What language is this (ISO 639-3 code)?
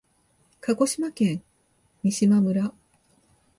jpn